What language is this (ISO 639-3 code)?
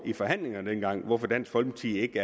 dan